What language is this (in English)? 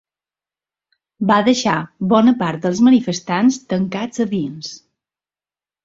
Catalan